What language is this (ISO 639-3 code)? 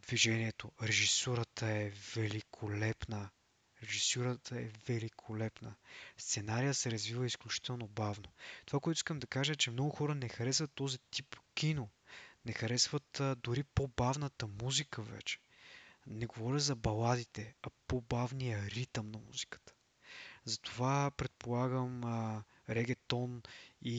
bul